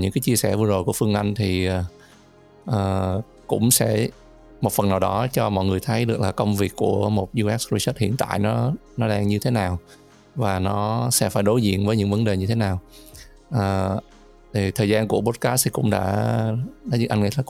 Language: Vietnamese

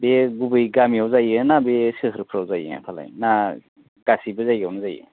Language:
Bodo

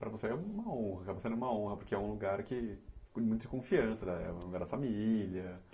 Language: Portuguese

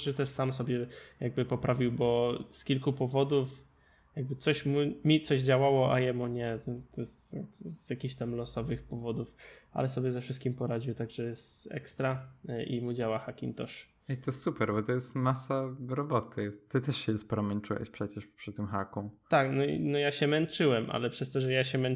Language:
Polish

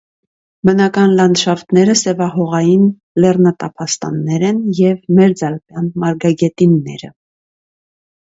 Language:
Armenian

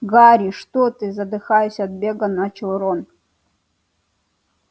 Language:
Russian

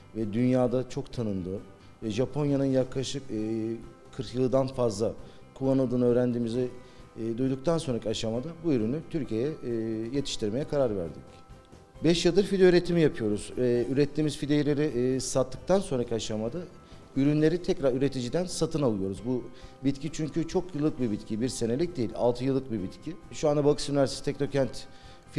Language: Turkish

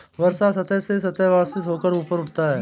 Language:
Hindi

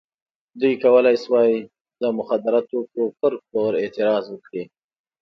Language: Pashto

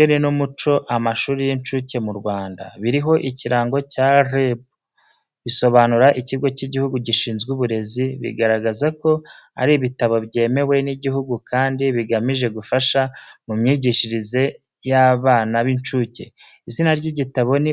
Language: Kinyarwanda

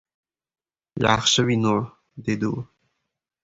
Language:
Uzbek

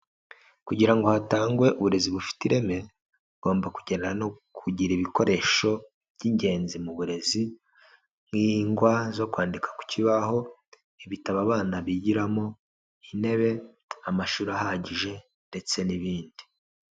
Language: Kinyarwanda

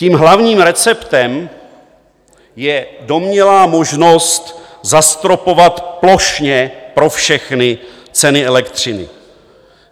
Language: Czech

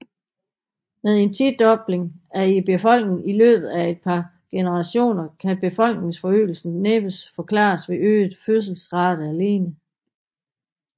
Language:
Danish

